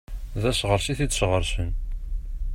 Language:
Kabyle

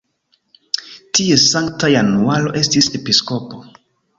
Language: Esperanto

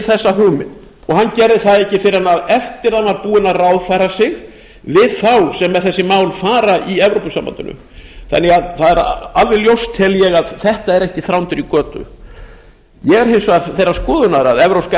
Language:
Icelandic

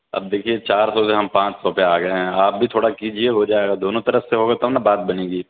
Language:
Urdu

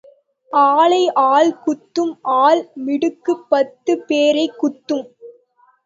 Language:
Tamil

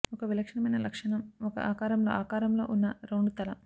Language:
Telugu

